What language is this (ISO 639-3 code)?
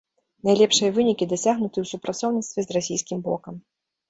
bel